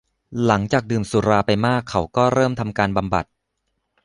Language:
Thai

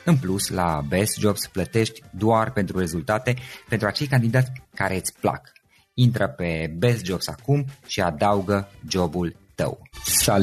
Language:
Romanian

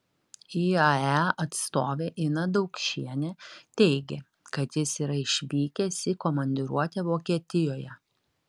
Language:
Lithuanian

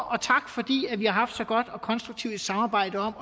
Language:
Danish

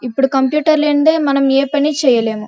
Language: Telugu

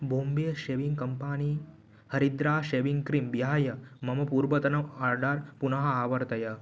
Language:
Sanskrit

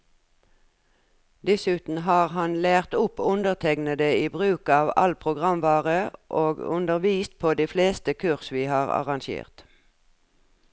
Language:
Norwegian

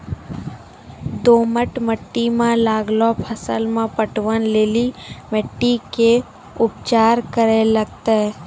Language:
Maithili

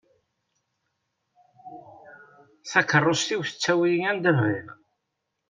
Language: Kabyle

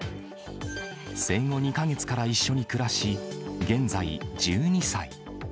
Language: Japanese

